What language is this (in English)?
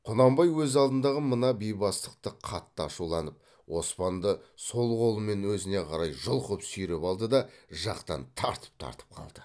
Kazakh